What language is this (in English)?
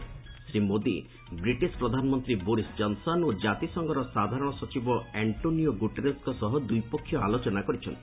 Odia